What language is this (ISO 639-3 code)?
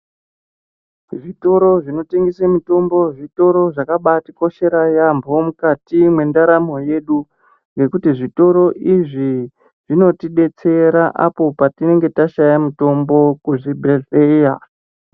ndc